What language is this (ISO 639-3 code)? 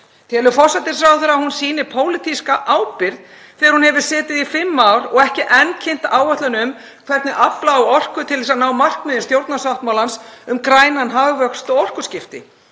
isl